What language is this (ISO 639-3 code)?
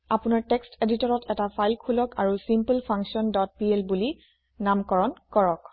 asm